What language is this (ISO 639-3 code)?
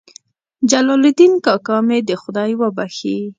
pus